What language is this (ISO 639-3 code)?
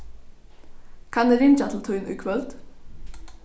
fao